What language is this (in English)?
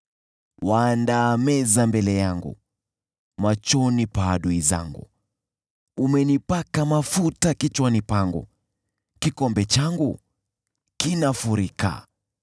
Swahili